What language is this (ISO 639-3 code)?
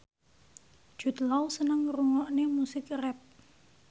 jav